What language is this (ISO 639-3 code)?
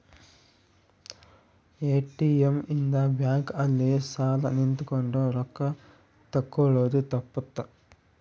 kan